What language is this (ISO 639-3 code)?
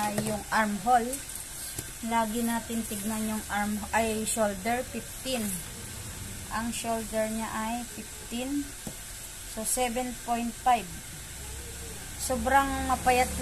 fil